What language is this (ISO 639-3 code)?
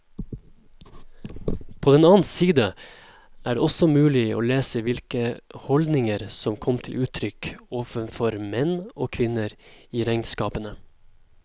nor